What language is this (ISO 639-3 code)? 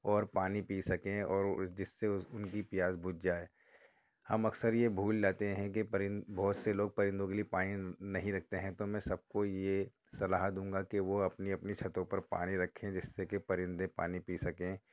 urd